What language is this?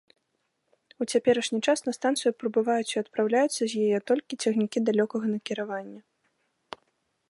Belarusian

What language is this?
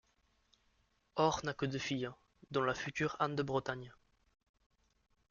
French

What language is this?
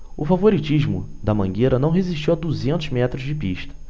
Portuguese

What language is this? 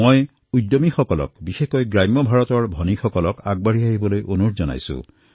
Assamese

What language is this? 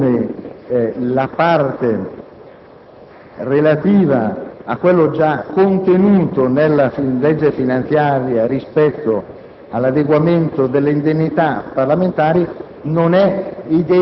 Italian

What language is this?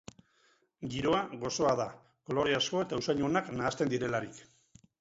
Basque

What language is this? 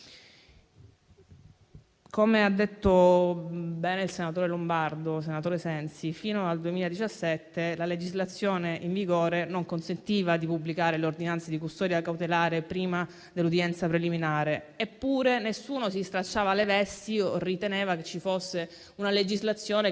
Italian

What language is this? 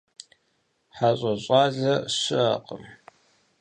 Kabardian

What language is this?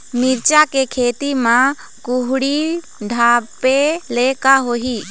Chhattisgarhi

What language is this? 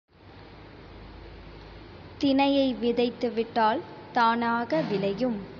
Tamil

